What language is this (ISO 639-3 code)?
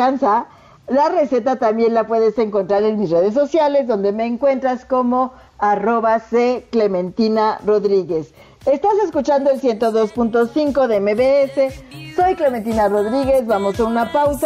spa